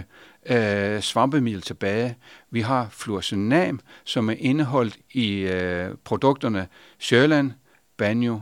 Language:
Danish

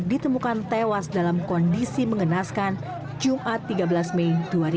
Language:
Indonesian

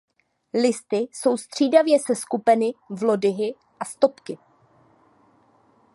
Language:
Czech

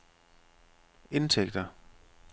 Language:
Danish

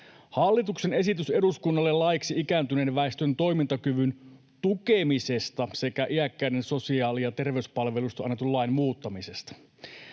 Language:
Finnish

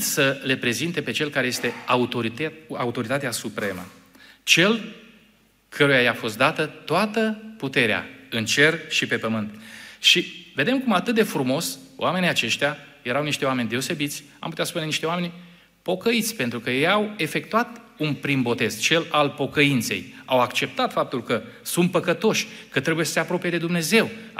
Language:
Romanian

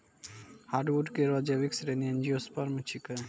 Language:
Maithili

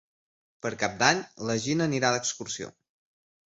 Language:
Catalan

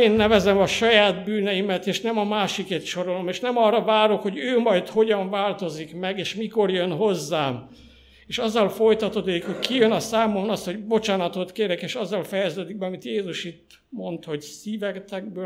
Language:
Hungarian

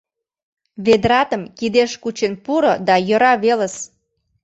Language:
Mari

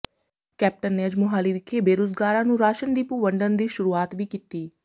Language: Punjabi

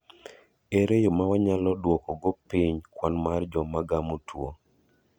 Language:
Luo (Kenya and Tanzania)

